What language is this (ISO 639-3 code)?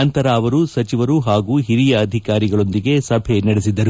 kan